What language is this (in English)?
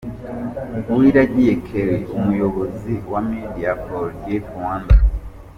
Kinyarwanda